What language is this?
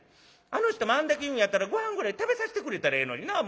Japanese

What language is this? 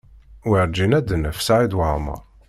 Kabyle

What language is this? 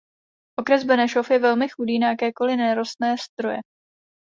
Czech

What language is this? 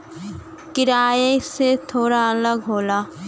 Bhojpuri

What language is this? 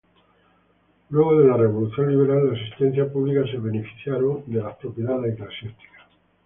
Spanish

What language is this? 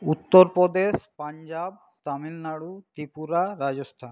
Bangla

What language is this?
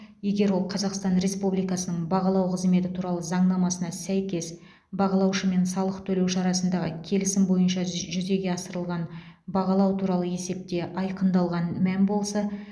Kazakh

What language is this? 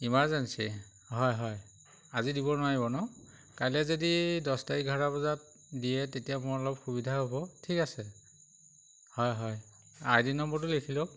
Assamese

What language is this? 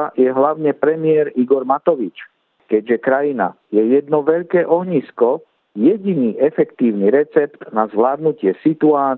Slovak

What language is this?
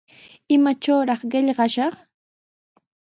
Sihuas Ancash Quechua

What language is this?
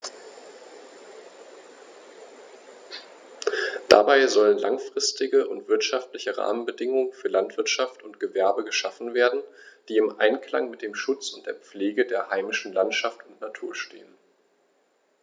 German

